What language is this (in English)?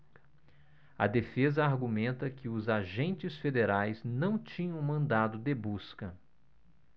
Portuguese